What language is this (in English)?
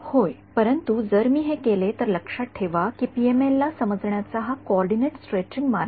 Marathi